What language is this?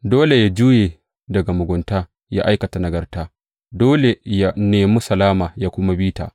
Hausa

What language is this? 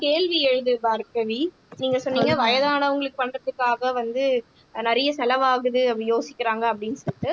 Tamil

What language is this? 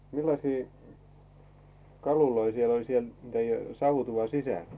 Finnish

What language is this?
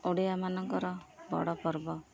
Odia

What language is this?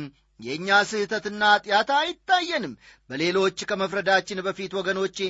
Amharic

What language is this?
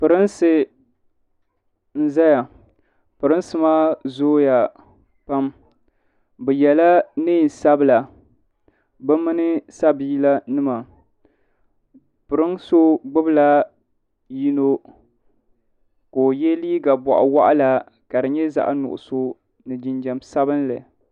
Dagbani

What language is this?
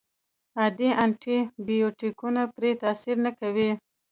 Pashto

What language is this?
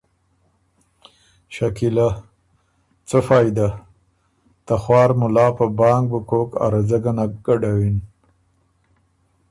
Ormuri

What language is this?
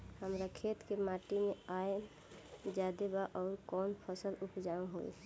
Bhojpuri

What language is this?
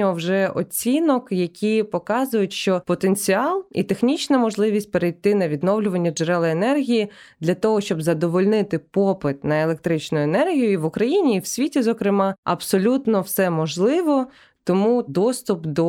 Ukrainian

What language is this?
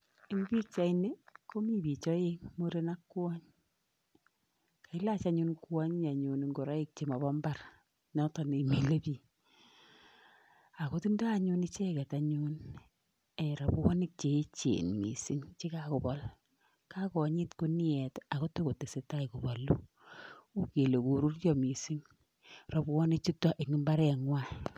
Kalenjin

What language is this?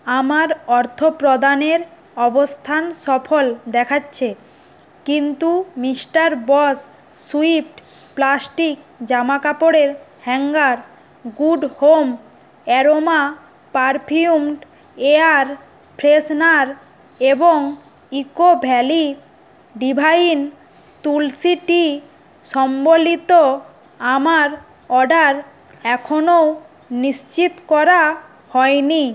Bangla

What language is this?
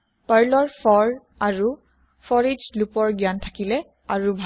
Assamese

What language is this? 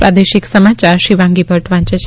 Gujarati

